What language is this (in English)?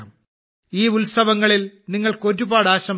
Malayalam